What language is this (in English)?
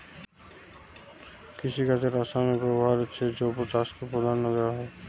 Bangla